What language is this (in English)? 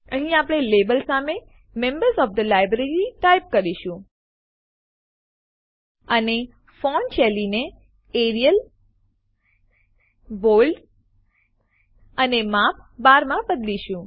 Gujarati